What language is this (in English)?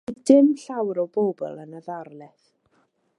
Welsh